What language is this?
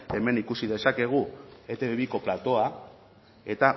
Basque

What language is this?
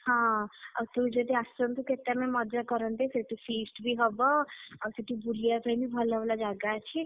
Odia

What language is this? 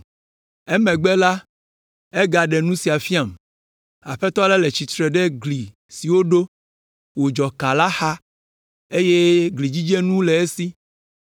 Ewe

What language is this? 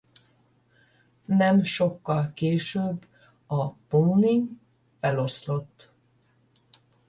Hungarian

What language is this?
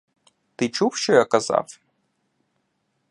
Ukrainian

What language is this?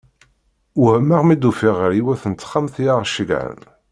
Kabyle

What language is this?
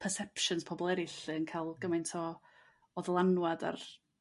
Welsh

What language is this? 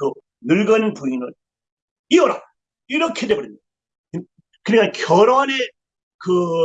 Korean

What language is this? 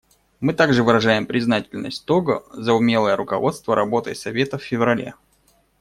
Russian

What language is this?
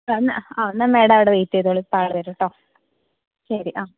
Malayalam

